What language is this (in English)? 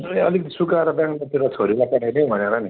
Nepali